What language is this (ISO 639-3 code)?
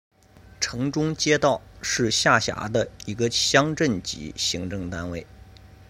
zho